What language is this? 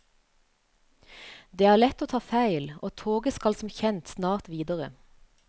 Norwegian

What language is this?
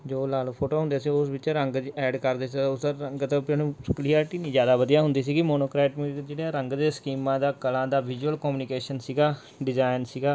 Punjabi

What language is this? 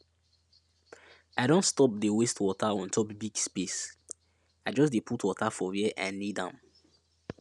Nigerian Pidgin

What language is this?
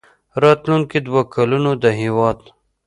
Pashto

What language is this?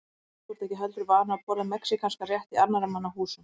Icelandic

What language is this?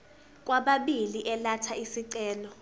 Zulu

